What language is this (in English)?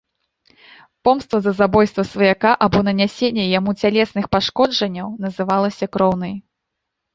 Belarusian